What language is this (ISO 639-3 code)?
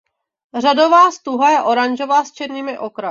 ces